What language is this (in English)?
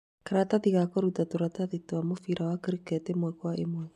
Kikuyu